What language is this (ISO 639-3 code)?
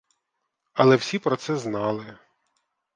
ukr